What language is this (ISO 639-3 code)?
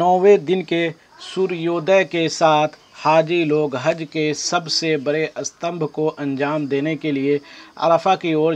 ara